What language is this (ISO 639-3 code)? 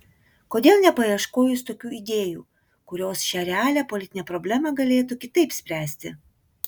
lit